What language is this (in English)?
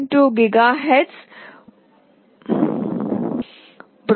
Telugu